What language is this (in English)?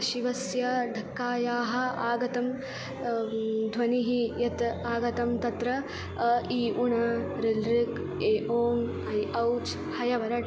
Sanskrit